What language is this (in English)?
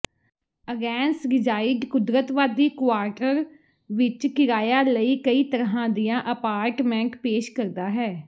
Punjabi